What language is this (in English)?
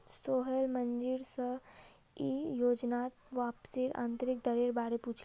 Magahi